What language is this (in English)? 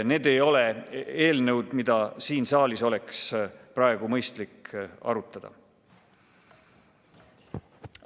Estonian